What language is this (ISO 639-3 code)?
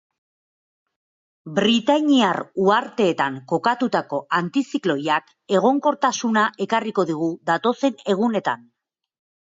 eus